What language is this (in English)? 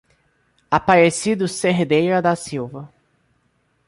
Portuguese